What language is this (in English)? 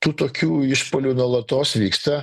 Lithuanian